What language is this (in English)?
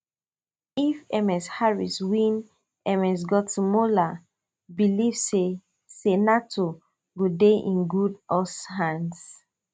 Nigerian Pidgin